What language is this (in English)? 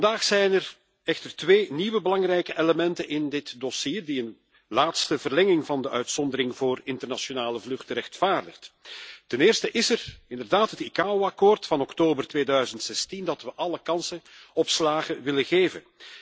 Dutch